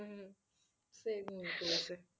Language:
Bangla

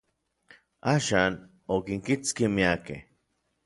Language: Orizaba Nahuatl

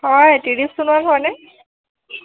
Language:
Assamese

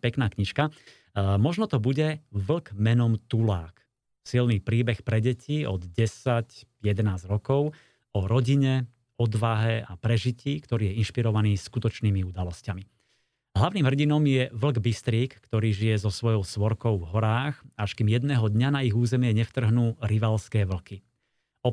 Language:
Slovak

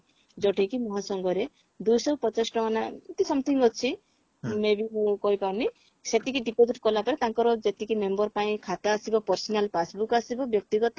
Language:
Odia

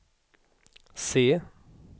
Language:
Swedish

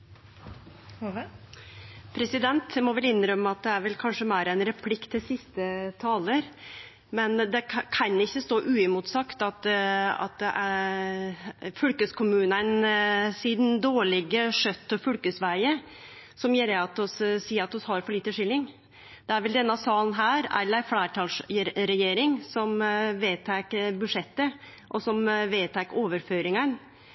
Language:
Norwegian Nynorsk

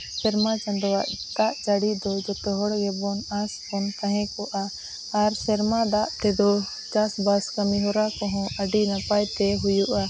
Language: Santali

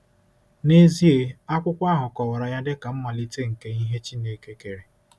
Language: Igbo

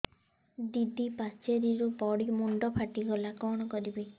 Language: Odia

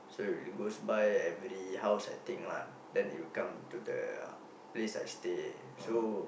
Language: English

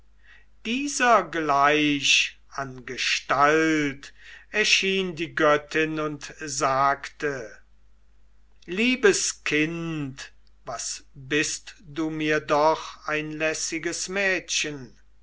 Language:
German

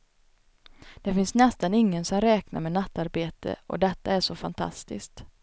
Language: Swedish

